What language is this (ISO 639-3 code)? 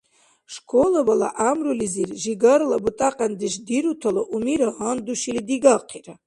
dar